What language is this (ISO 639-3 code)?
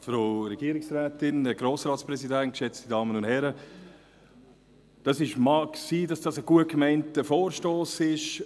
gsw